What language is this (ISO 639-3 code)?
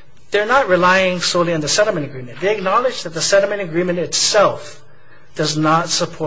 eng